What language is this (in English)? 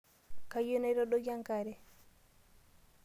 Masai